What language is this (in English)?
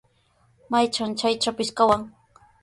Sihuas Ancash Quechua